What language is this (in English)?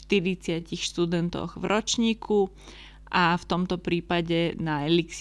Slovak